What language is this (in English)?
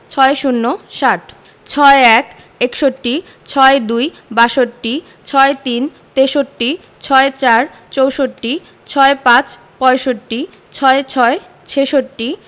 Bangla